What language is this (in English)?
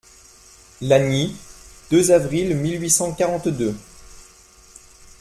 French